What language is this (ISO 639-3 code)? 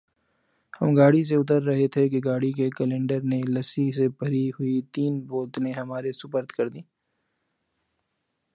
urd